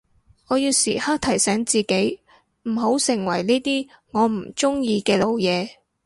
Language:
Cantonese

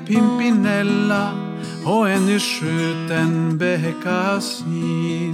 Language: Swedish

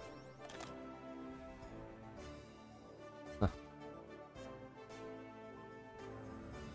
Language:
Indonesian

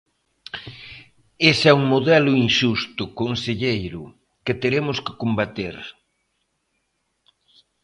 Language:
Galician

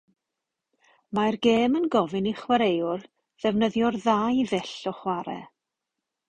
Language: Welsh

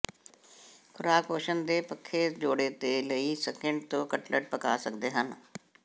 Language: Punjabi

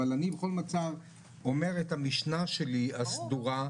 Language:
Hebrew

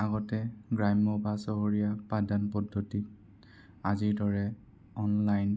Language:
Assamese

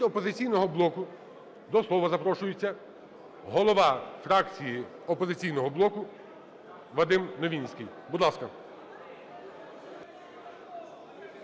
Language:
Ukrainian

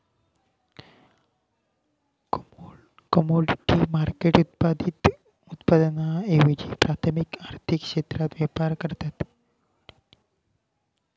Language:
Marathi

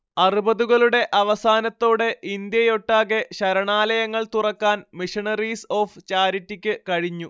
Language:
Malayalam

